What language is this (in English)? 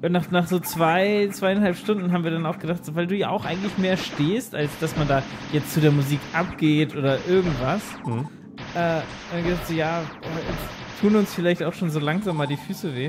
German